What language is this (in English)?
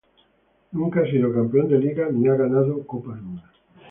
Spanish